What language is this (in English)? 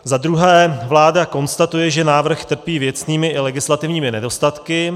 Czech